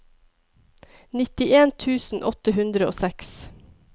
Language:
Norwegian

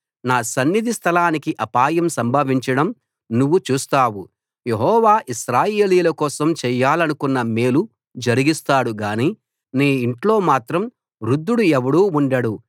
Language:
Telugu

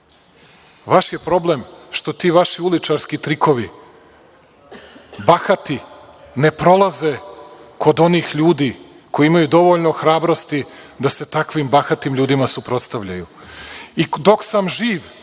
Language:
Serbian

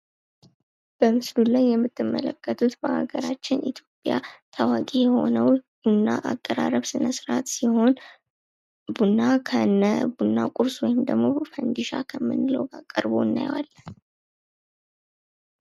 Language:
Amharic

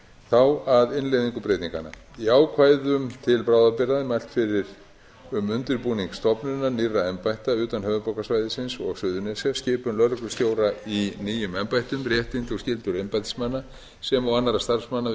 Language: Icelandic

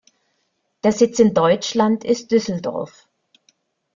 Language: German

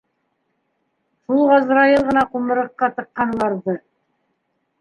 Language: Bashkir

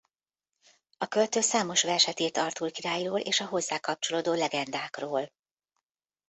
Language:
Hungarian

